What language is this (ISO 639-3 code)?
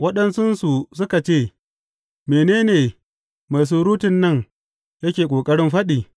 hau